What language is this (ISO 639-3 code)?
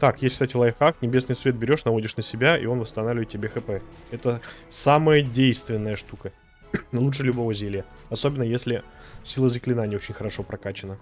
rus